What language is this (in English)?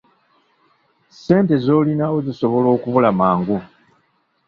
Ganda